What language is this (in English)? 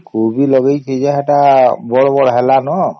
Odia